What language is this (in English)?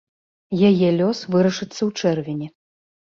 Belarusian